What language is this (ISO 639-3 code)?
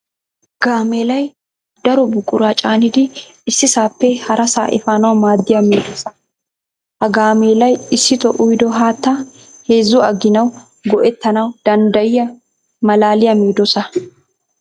wal